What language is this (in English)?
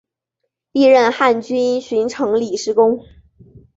Chinese